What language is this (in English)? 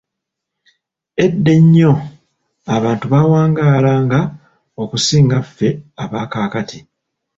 Ganda